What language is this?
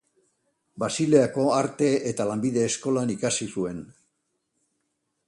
Basque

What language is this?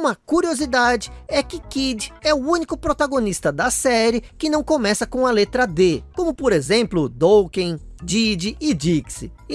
Portuguese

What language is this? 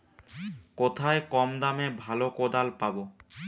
Bangla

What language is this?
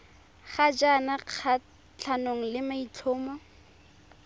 Tswana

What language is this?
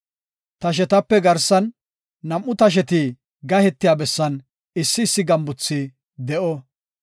Gofa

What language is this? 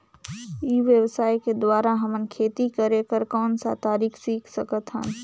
Chhattisgarhi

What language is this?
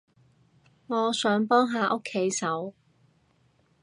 Cantonese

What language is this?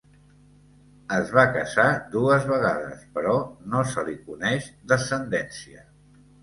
Catalan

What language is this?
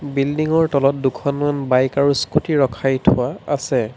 Assamese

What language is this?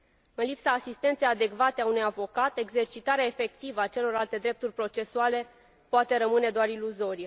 Romanian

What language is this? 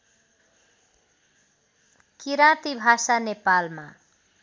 Nepali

